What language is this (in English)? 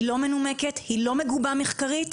Hebrew